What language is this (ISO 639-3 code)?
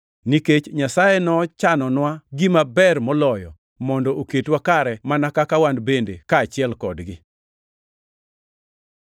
luo